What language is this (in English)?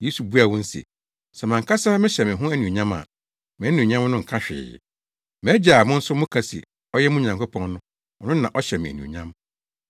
Akan